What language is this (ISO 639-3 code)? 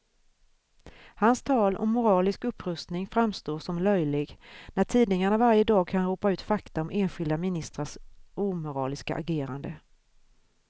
swe